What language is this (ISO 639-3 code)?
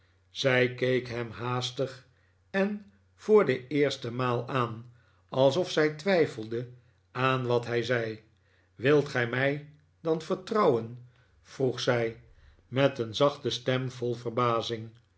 nld